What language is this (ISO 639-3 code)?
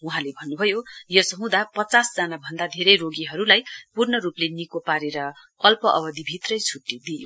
nep